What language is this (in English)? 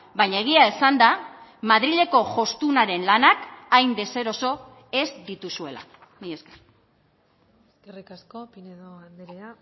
Basque